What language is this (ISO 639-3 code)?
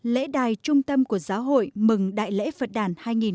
vie